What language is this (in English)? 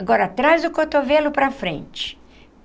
Portuguese